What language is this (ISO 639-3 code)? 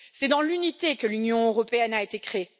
fra